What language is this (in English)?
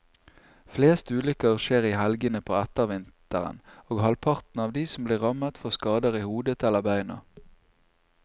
Norwegian